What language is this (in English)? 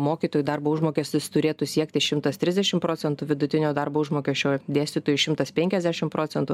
Lithuanian